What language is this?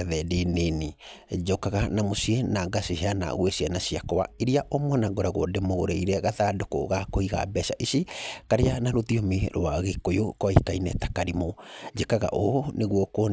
Kikuyu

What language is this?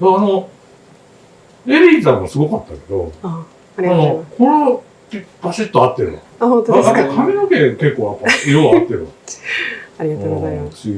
Japanese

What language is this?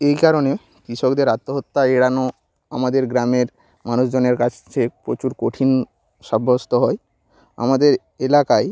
Bangla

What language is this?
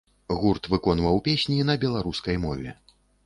Belarusian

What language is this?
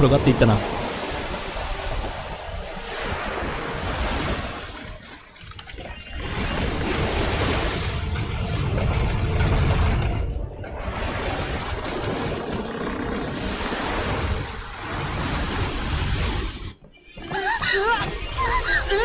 Japanese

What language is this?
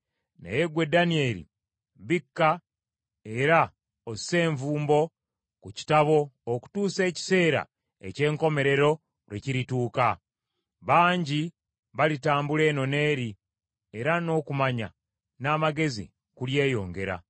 Ganda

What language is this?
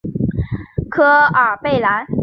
Chinese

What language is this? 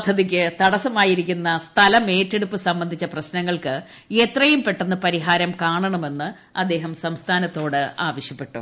Malayalam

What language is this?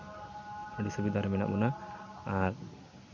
Santali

